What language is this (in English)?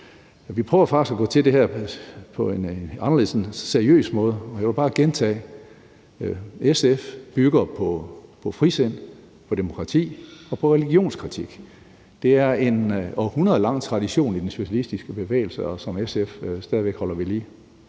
Danish